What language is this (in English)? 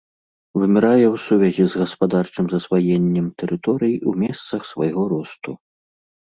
Belarusian